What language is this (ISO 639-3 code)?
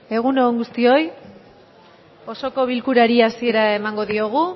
eus